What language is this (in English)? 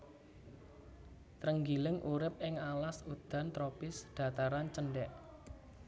Javanese